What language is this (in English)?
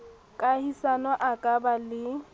Southern Sotho